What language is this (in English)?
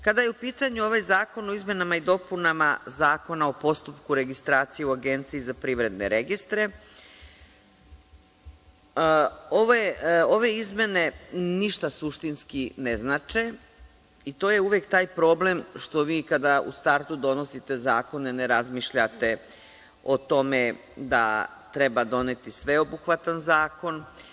Serbian